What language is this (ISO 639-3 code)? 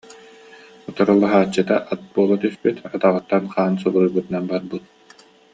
sah